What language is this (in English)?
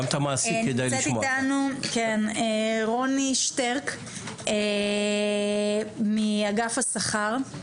Hebrew